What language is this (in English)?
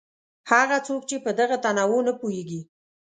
Pashto